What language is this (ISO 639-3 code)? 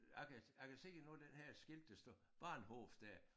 dan